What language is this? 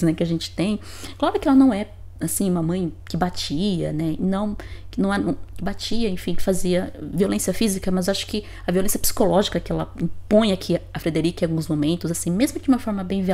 Portuguese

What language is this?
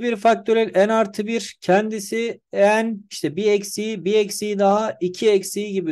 Turkish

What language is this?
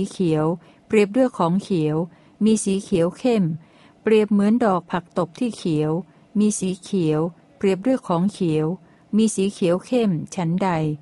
Thai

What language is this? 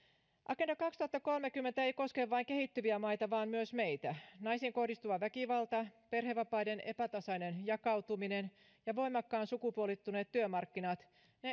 Finnish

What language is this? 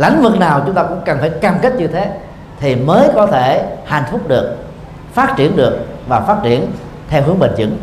Vietnamese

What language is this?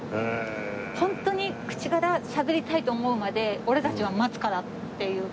Japanese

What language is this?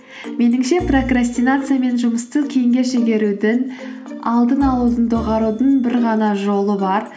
Kazakh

